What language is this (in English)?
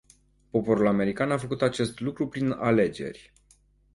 Romanian